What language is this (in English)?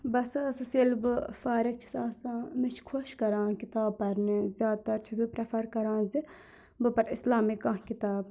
Kashmiri